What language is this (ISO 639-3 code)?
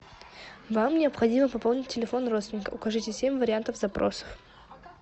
rus